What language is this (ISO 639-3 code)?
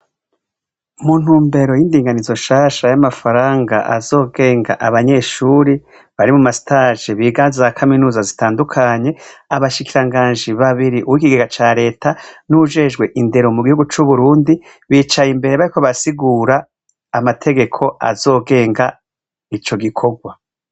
run